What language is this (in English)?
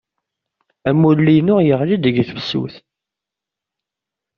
Kabyle